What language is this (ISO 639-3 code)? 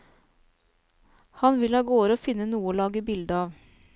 nor